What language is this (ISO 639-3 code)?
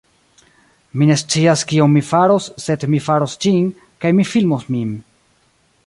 epo